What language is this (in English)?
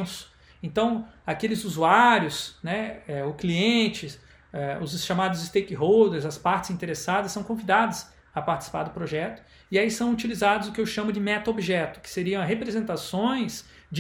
Portuguese